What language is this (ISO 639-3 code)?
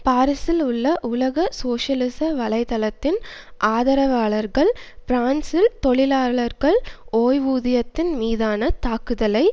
tam